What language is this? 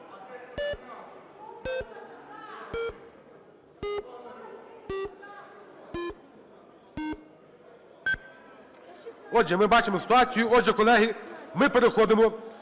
Ukrainian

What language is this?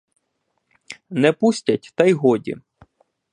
Ukrainian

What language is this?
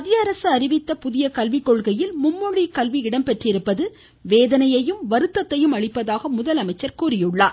Tamil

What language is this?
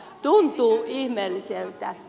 Finnish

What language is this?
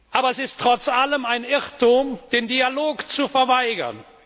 German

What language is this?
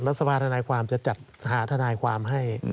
Thai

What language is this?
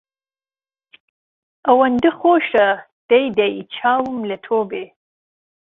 Central Kurdish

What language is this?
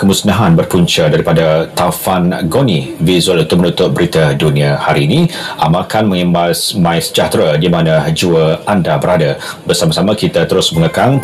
Malay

